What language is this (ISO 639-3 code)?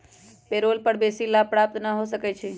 mag